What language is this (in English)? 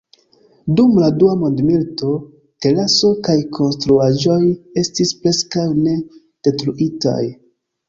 Esperanto